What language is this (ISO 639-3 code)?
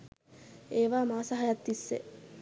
sin